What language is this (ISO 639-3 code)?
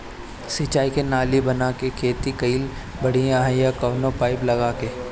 bho